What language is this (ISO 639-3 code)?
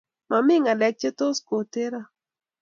kln